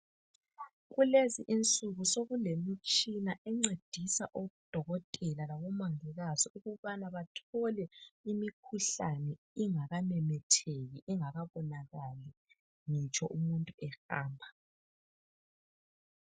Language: North Ndebele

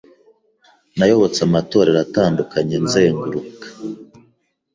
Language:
Kinyarwanda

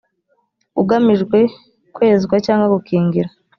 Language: Kinyarwanda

